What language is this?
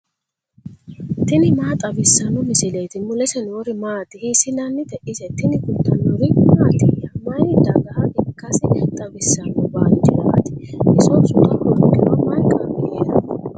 Sidamo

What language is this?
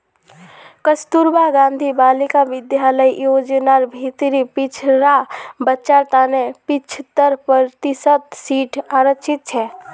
Magahi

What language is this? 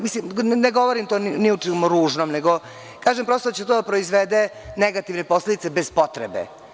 Serbian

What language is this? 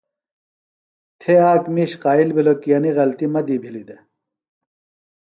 Phalura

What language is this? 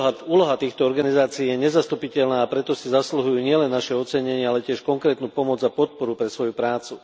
Slovak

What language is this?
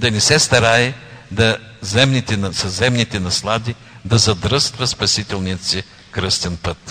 Bulgarian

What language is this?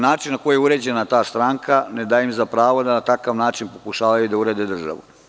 Serbian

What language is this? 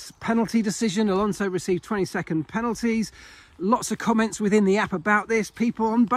English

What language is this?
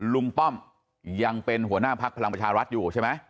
Thai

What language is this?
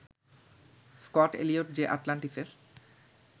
Bangla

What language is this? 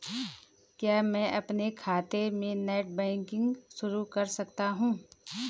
Hindi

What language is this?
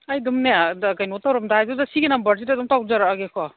Manipuri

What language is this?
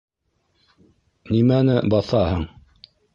Bashkir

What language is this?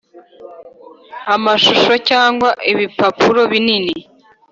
Kinyarwanda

